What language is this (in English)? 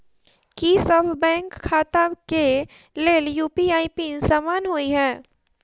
Maithili